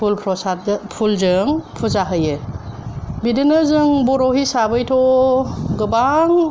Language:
Bodo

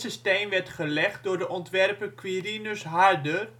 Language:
Dutch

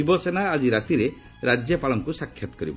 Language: Odia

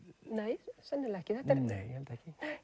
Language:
Icelandic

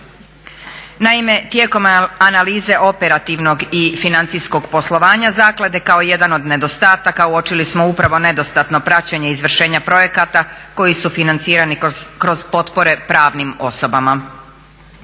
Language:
Croatian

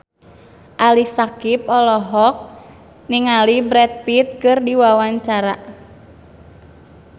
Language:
Sundanese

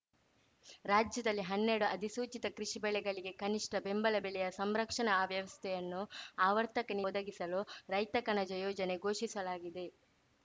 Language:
Kannada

